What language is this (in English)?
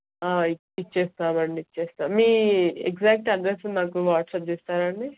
Telugu